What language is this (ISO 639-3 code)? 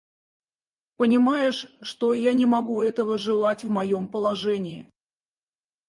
rus